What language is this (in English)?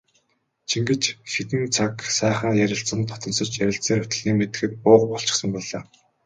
Mongolian